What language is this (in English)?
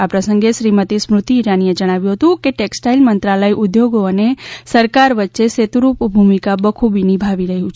Gujarati